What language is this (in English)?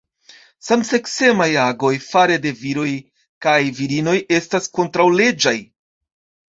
Esperanto